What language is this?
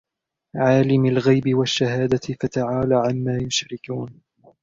Arabic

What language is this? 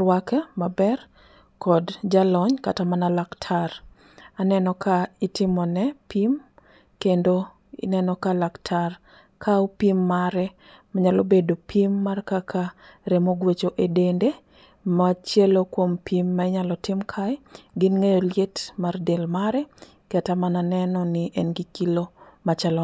Luo (Kenya and Tanzania)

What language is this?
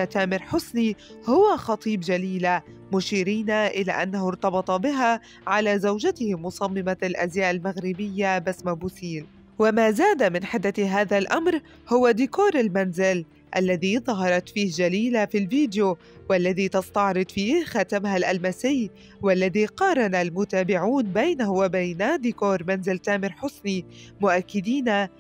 Arabic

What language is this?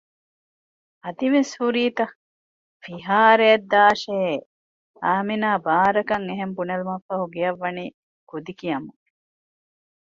Divehi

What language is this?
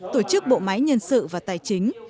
Vietnamese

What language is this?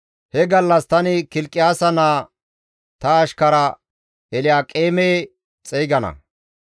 Gamo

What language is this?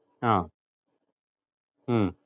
Malayalam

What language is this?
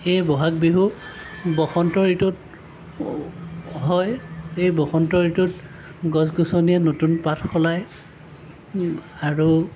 Assamese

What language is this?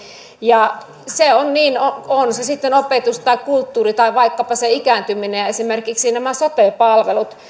Finnish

